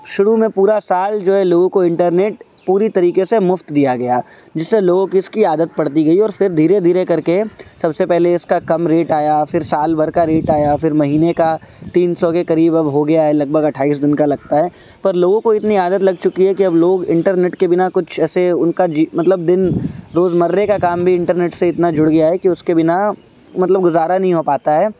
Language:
Urdu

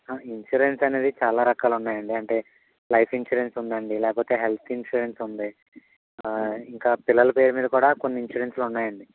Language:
Telugu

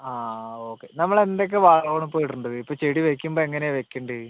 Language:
Malayalam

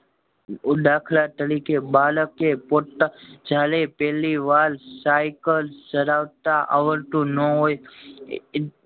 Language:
Gujarati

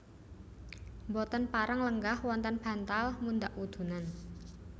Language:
Javanese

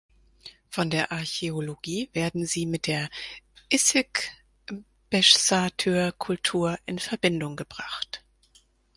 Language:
German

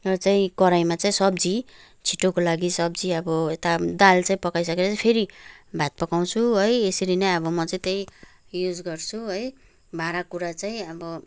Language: Nepali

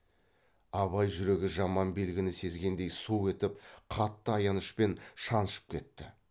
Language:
Kazakh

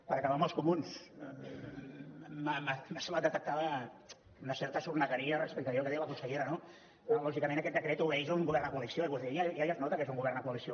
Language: Catalan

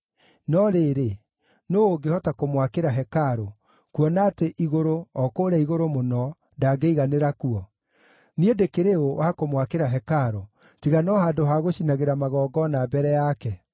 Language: Kikuyu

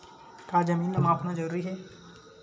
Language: Chhattisgarhi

